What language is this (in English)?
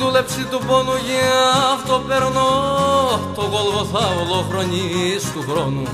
Greek